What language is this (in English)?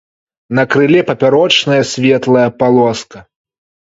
Belarusian